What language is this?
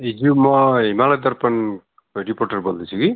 Nepali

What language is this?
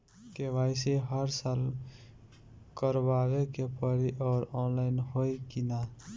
Bhojpuri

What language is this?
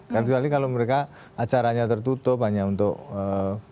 Indonesian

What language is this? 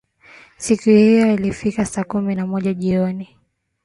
Swahili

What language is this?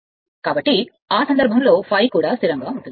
Telugu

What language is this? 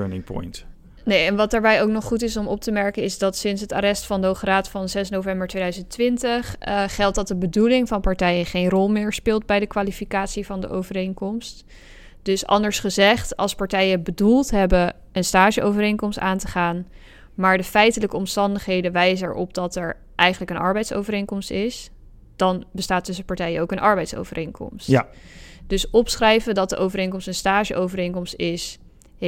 Dutch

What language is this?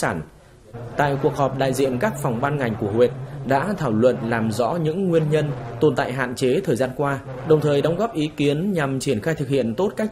Vietnamese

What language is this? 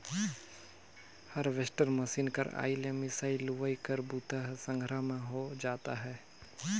Chhattisgarhi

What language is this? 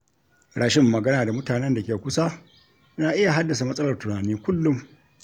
Hausa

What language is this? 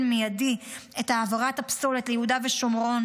Hebrew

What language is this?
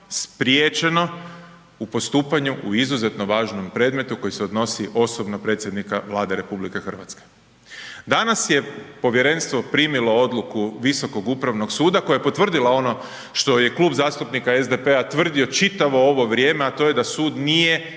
Croatian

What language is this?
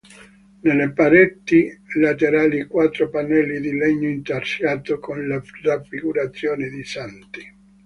Italian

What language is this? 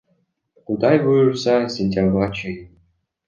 Kyrgyz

